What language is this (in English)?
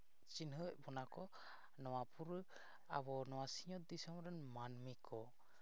Santali